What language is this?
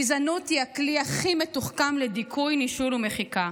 Hebrew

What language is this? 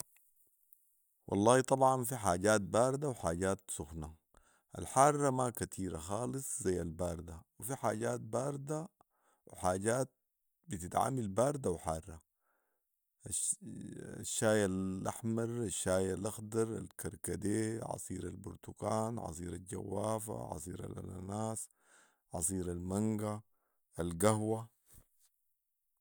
Sudanese Arabic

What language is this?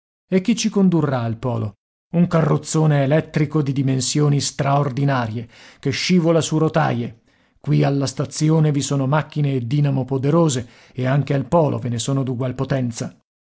Italian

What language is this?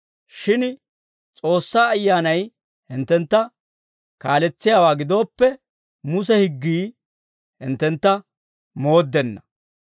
Dawro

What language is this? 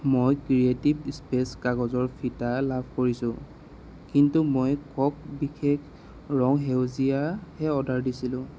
Assamese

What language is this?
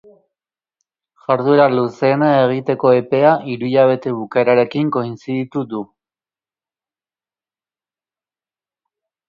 Basque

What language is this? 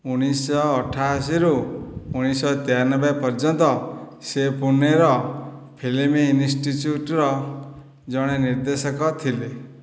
Odia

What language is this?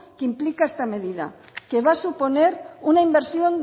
Spanish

